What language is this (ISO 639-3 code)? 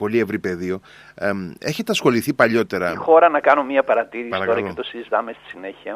ell